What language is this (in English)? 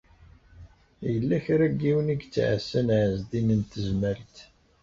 Kabyle